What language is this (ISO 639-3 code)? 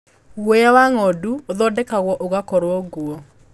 kik